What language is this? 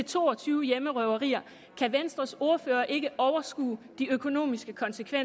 Danish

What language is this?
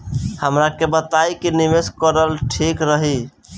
Bhojpuri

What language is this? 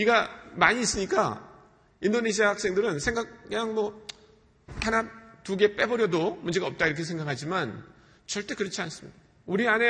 Korean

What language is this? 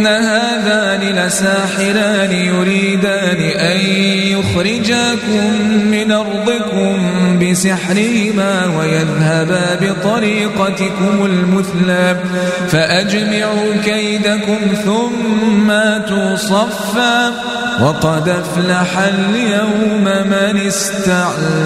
Arabic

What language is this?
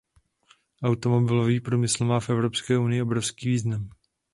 Czech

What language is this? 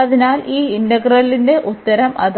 Malayalam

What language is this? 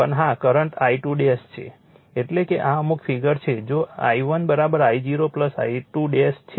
Gujarati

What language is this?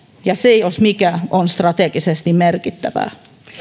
Finnish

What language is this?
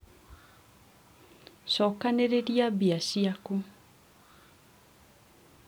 Kikuyu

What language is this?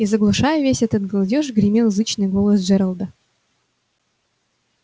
Russian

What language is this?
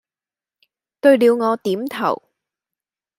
Cantonese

